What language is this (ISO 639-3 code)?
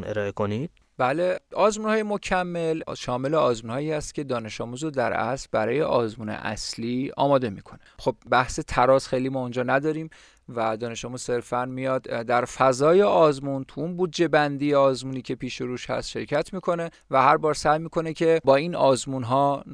fas